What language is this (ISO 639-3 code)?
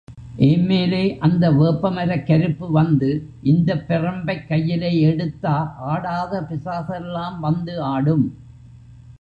tam